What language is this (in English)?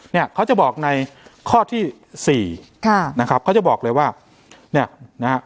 Thai